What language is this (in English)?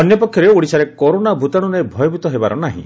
Odia